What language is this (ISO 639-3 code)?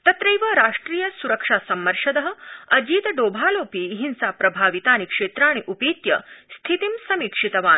san